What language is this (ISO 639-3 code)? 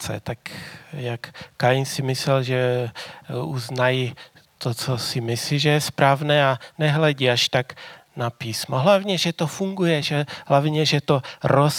ces